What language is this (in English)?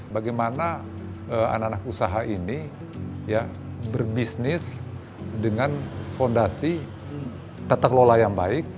Indonesian